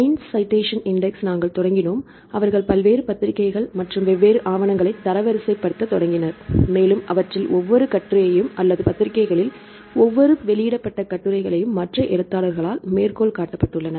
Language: Tamil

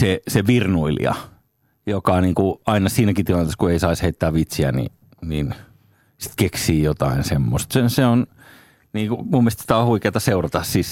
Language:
Finnish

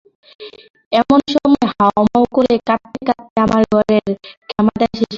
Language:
Bangla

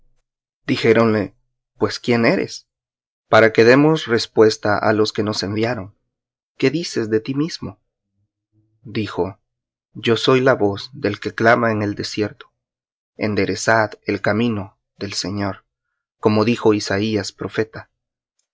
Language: Spanish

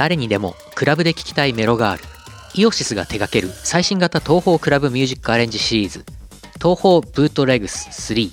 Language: Japanese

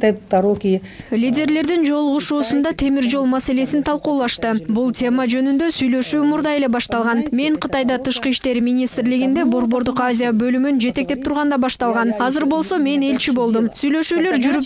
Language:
Russian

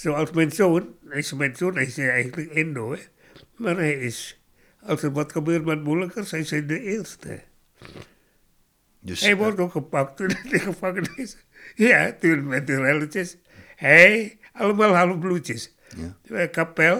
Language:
Dutch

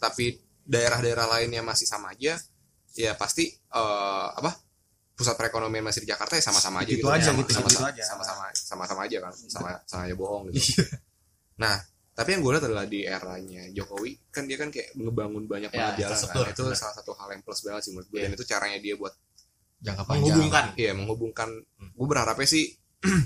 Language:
Indonesian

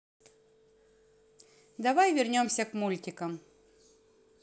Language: Russian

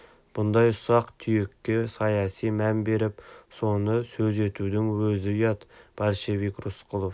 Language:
Kazakh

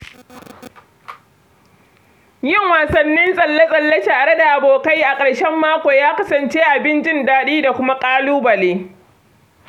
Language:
Hausa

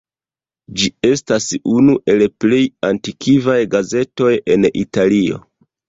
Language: Esperanto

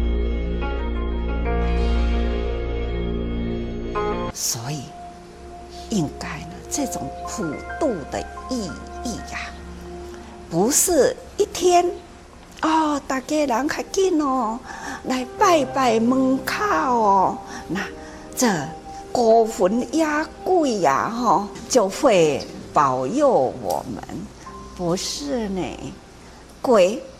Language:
Chinese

